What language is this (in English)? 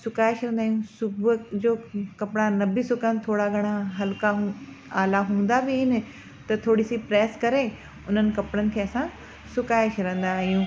Sindhi